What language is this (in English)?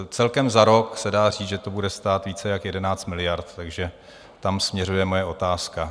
Czech